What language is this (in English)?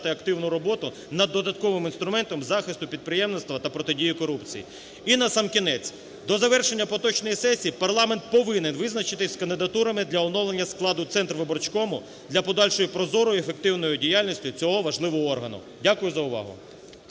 Ukrainian